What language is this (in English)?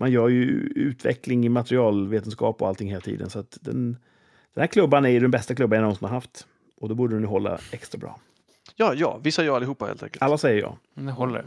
Swedish